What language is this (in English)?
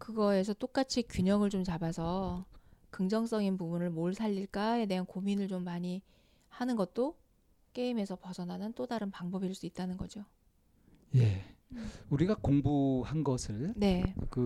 Korean